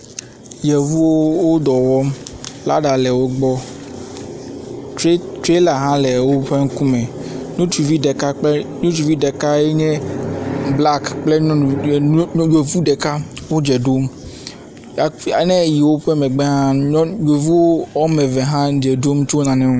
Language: Ewe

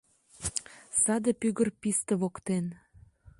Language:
Mari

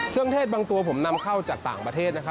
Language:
Thai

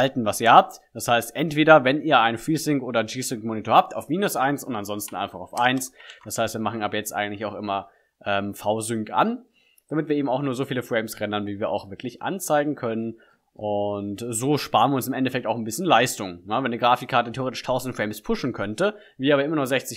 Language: German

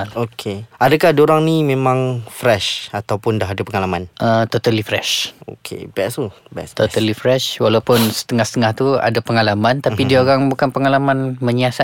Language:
Malay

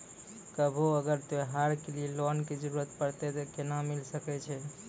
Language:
Maithili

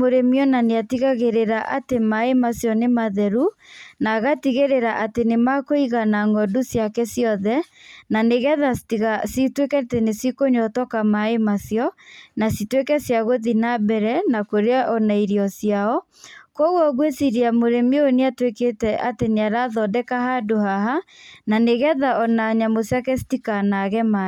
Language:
Kikuyu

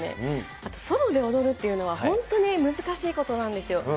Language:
Japanese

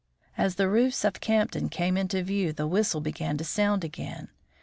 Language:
English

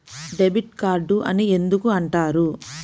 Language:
Telugu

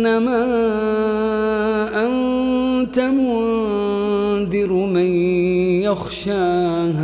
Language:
Arabic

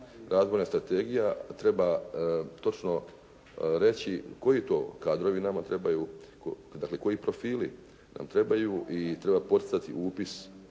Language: Croatian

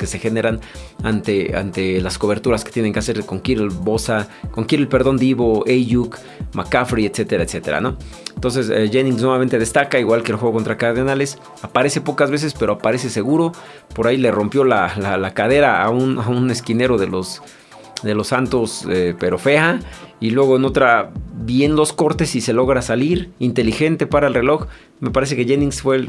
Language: Spanish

